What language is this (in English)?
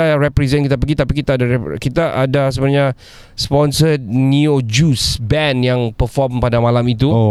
Malay